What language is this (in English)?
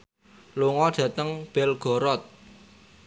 Javanese